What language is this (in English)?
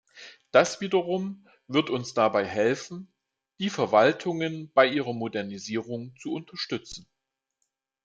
German